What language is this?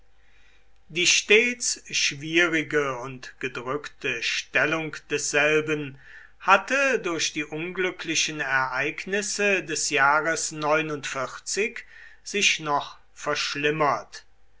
German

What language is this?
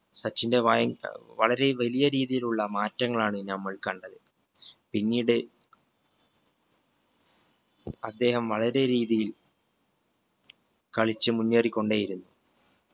Malayalam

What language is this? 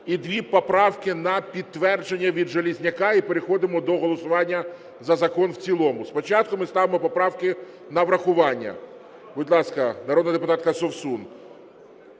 Ukrainian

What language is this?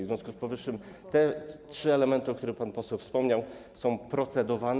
Polish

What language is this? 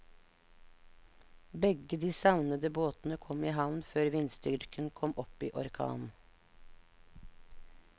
Norwegian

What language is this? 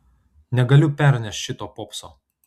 Lithuanian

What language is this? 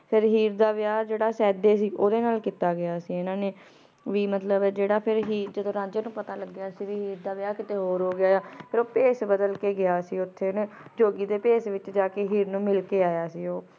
Punjabi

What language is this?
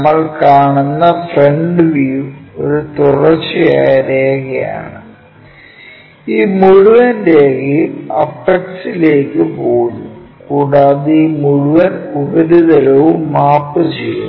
Malayalam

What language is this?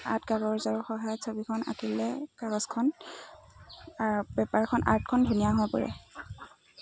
Assamese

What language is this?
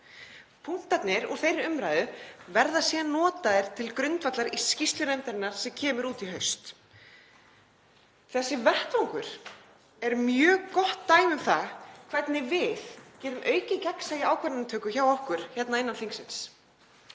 Icelandic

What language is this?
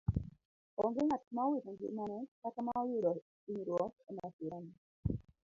Luo (Kenya and Tanzania)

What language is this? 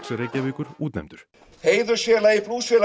Icelandic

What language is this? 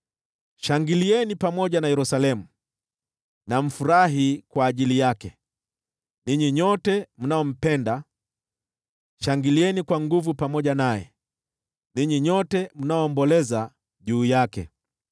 Swahili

